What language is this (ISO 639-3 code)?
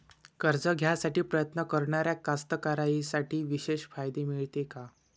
mar